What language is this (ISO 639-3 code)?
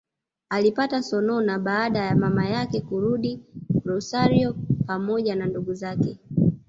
swa